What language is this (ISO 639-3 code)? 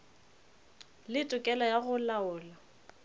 nso